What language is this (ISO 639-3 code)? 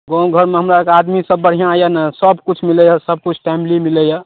mai